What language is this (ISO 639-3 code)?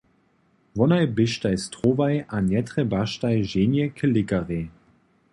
hsb